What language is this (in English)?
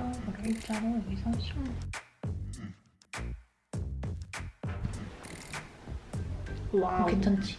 Korean